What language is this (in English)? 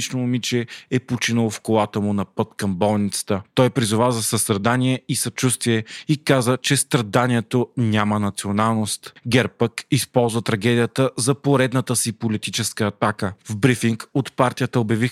Bulgarian